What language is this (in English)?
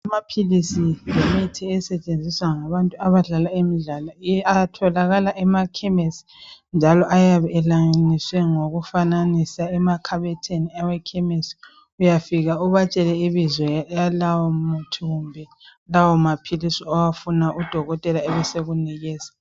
North Ndebele